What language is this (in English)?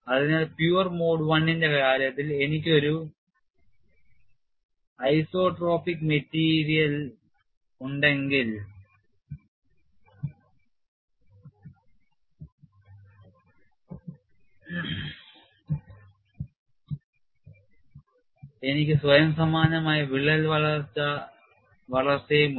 Malayalam